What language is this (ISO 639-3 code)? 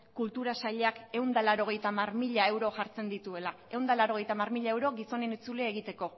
eus